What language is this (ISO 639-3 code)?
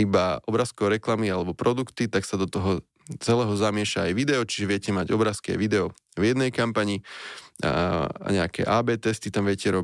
slk